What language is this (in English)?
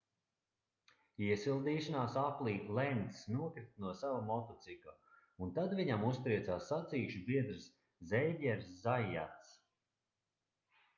Latvian